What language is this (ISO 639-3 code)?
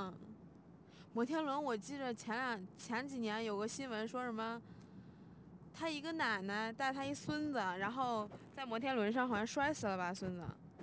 zho